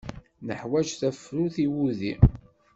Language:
Kabyle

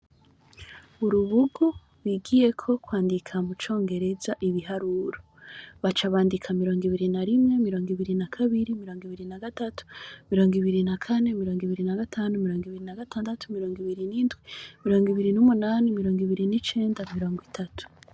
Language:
Rundi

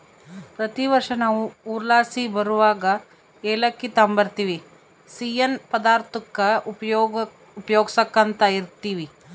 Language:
Kannada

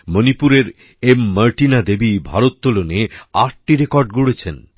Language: Bangla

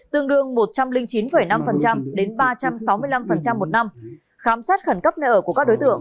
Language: Vietnamese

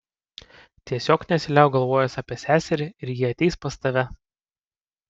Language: Lithuanian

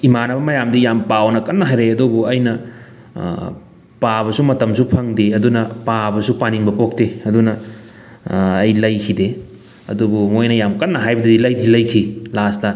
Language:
Manipuri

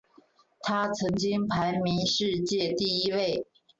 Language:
Chinese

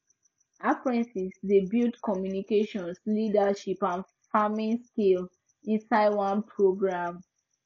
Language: Nigerian Pidgin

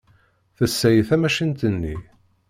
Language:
Kabyle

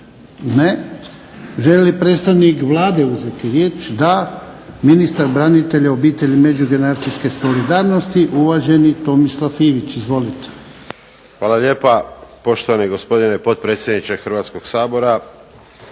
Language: Croatian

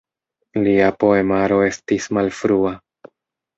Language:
Esperanto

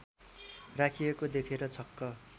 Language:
Nepali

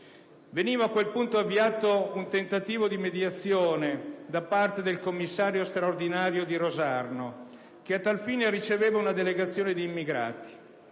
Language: Italian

